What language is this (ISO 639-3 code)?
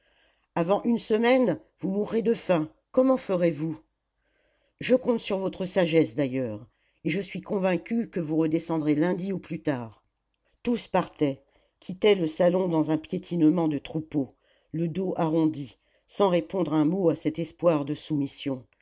fra